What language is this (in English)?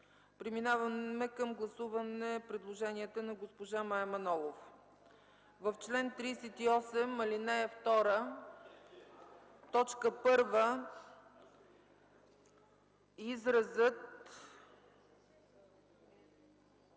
Bulgarian